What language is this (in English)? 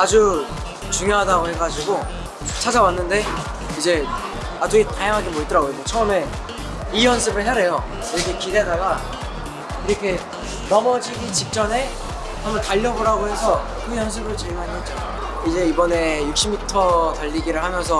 Korean